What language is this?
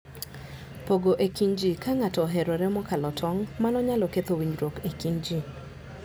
Luo (Kenya and Tanzania)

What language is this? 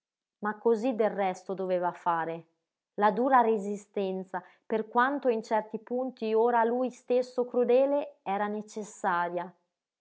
Italian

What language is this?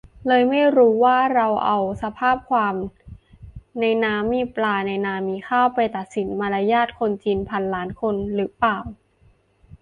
Thai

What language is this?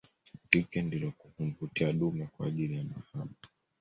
Swahili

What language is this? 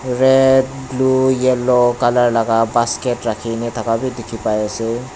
Naga Pidgin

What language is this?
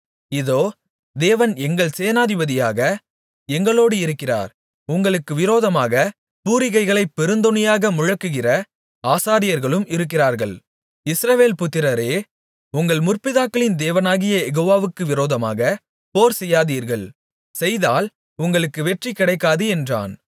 Tamil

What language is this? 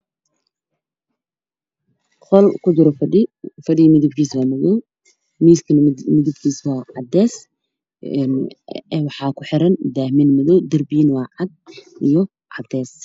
Somali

